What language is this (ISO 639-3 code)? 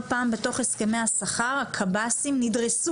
heb